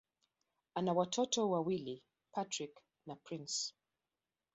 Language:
Swahili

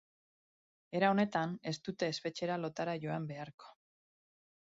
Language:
Basque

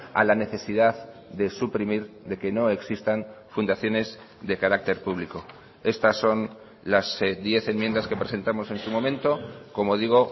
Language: Spanish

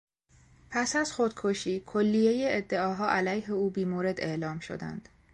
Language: Persian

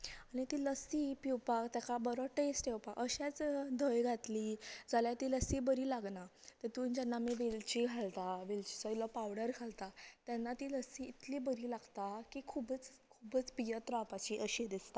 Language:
Konkani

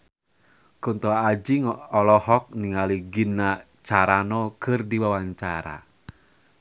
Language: Sundanese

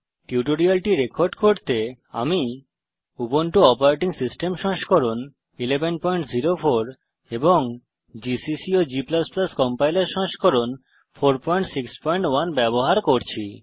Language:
Bangla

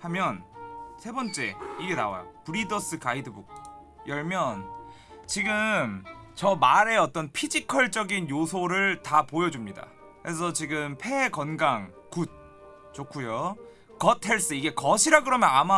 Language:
Korean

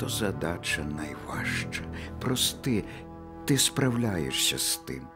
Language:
Ukrainian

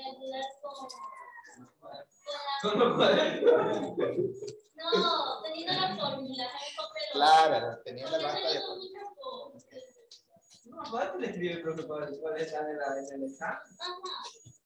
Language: Spanish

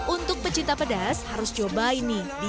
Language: Indonesian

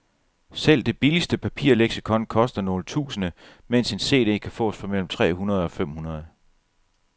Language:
Danish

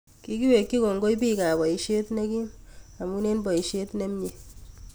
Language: Kalenjin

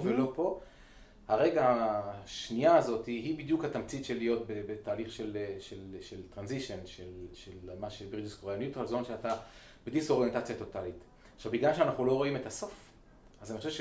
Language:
Hebrew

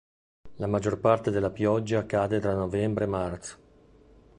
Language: Italian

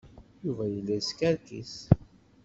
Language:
Kabyle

